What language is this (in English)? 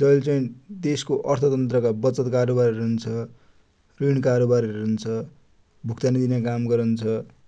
Dotyali